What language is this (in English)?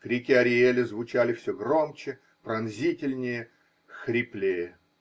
Russian